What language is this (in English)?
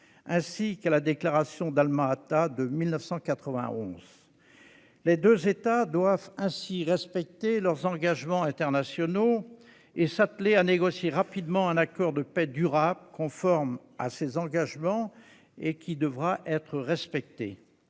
French